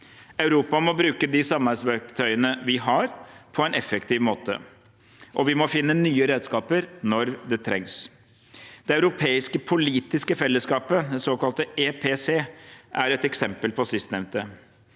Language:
Norwegian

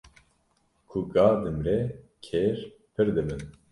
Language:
Kurdish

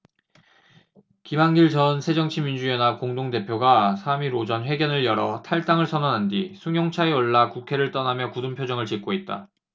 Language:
Korean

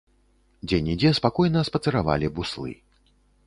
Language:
Belarusian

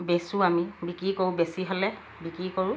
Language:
Assamese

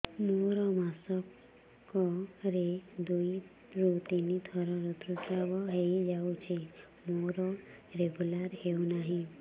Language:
Odia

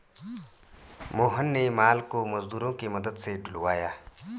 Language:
Hindi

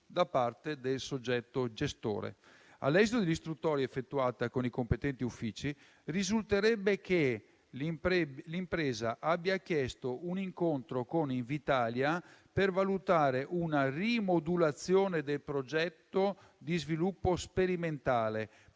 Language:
Italian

